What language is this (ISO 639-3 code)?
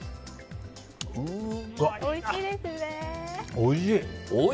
jpn